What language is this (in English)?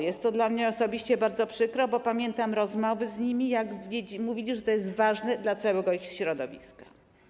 Polish